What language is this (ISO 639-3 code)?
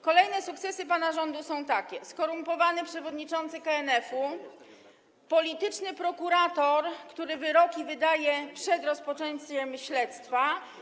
pol